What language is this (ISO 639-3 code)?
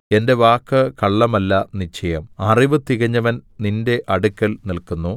mal